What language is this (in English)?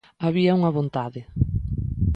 Galician